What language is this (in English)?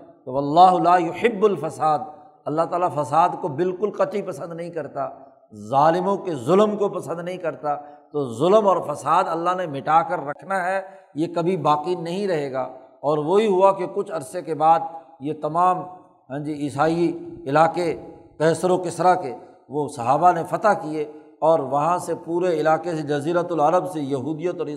Urdu